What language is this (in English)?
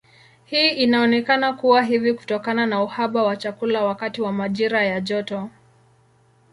Swahili